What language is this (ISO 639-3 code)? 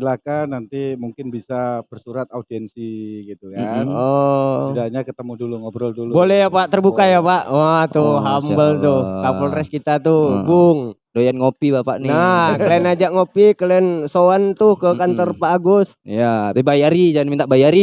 ind